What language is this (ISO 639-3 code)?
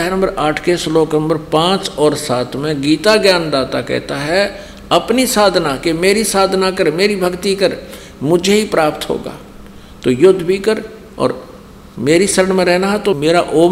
hin